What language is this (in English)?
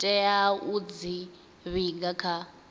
Venda